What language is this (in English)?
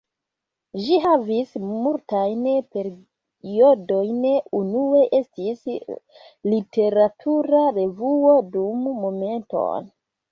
Esperanto